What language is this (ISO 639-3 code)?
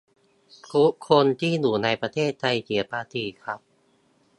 tha